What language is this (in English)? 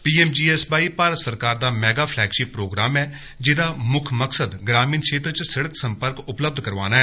Dogri